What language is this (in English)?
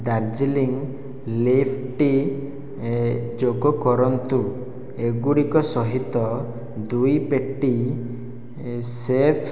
Odia